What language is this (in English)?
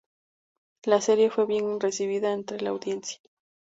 Spanish